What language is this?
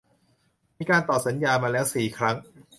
Thai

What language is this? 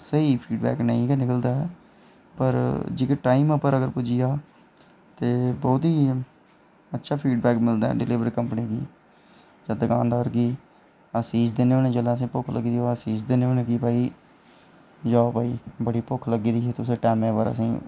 Dogri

